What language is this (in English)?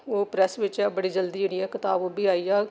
Dogri